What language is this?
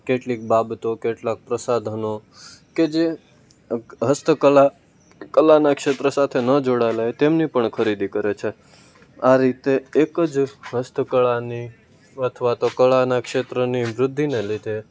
Gujarati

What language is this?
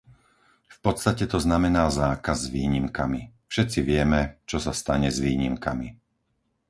Slovak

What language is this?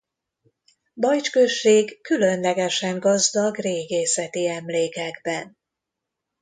Hungarian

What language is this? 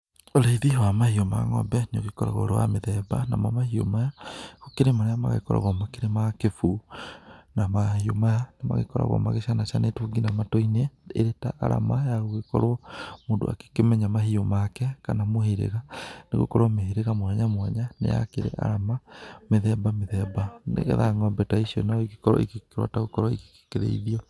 Kikuyu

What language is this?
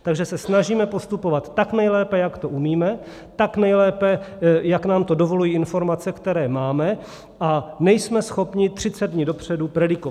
Czech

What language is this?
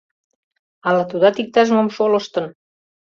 Mari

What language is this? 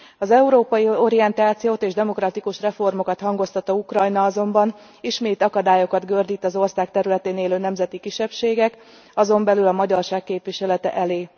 Hungarian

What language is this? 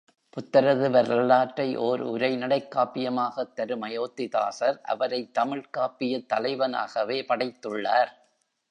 Tamil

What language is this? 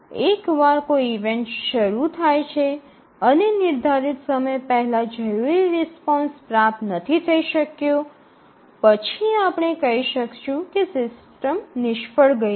Gujarati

